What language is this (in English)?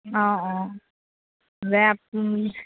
Assamese